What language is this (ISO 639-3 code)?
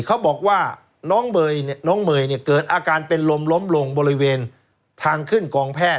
tha